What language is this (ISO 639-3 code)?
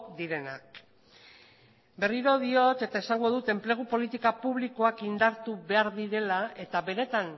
eus